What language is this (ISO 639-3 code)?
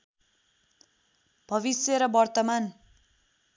nep